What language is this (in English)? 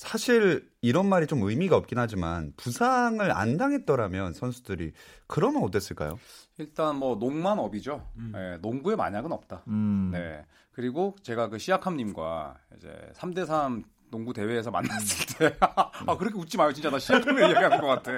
Korean